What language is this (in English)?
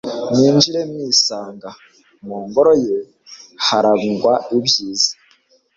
Kinyarwanda